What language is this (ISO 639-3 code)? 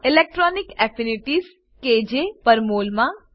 guj